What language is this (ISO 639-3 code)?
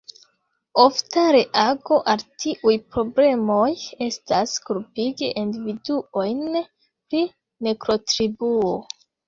epo